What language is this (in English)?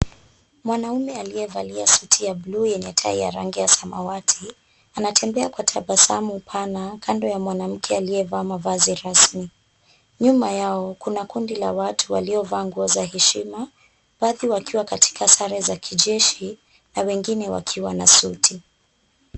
Swahili